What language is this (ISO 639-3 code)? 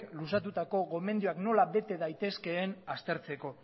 eus